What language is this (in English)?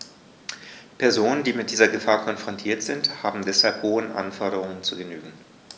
German